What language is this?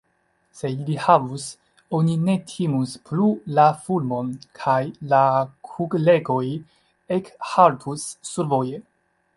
Esperanto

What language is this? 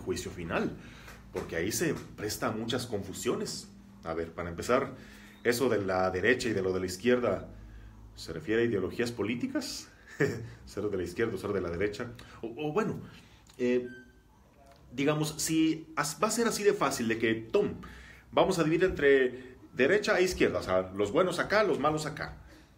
Spanish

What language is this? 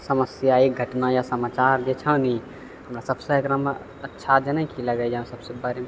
Maithili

